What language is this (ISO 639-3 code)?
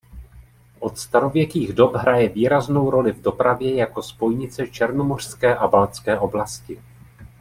ces